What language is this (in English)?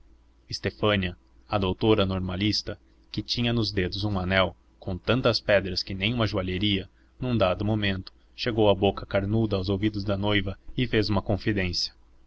Portuguese